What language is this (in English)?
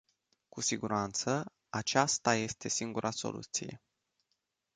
Romanian